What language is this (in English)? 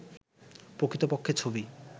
Bangla